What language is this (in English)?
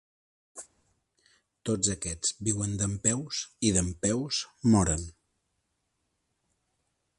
Catalan